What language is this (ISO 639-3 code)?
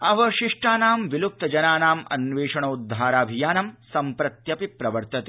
san